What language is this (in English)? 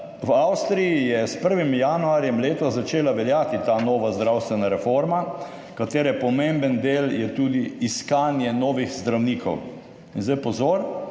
Slovenian